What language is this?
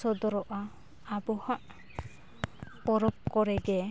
Santali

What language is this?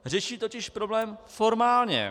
Czech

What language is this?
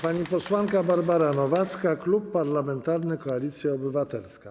Polish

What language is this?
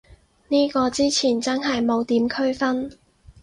Cantonese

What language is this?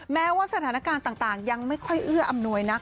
Thai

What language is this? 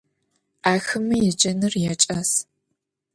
Adyghe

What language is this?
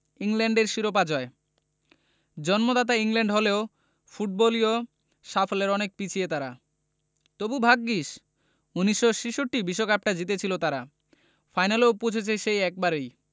Bangla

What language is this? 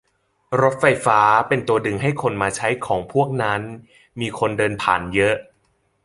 Thai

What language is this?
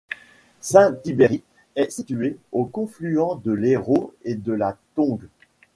French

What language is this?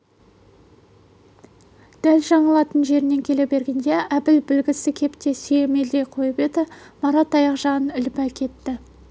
Kazakh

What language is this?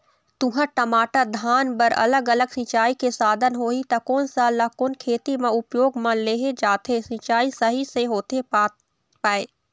Chhattisgarhi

